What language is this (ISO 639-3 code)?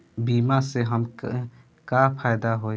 bho